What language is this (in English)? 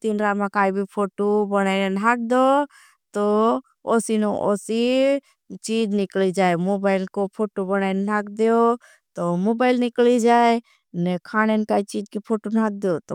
Bhili